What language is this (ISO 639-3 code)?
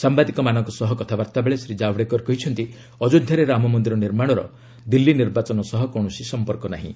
ori